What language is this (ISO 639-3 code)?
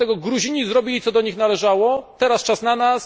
pol